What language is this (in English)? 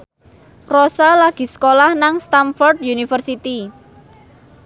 Javanese